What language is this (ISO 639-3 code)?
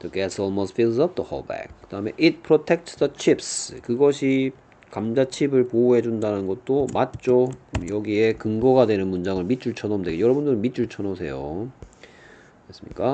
kor